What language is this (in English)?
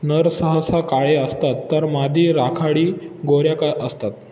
Marathi